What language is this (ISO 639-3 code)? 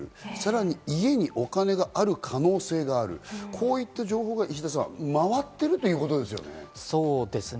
jpn